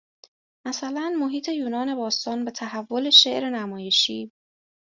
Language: Persian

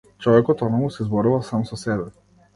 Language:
Macedonian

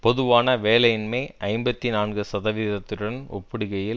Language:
Tamil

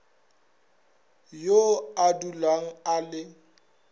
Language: Northern Sotho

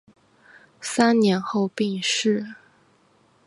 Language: Chinese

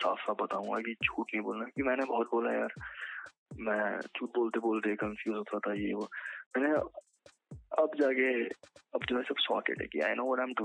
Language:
Hindi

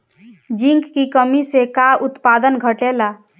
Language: Bhojpuri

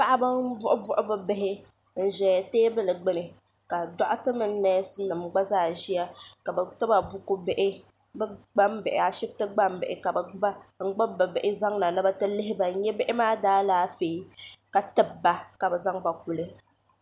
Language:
Dagbani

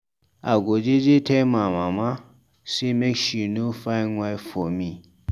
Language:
Nigerian Pidgin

